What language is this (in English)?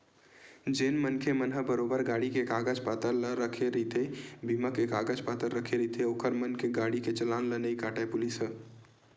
Chhattisgarhi